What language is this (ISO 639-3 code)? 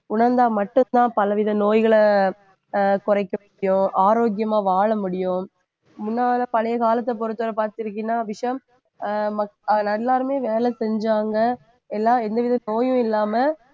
tam